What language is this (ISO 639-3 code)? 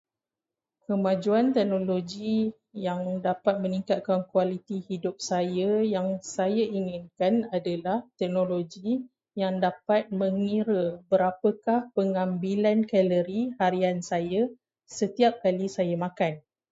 msa